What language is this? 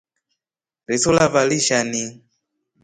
Rombo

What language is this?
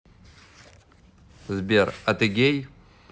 Russian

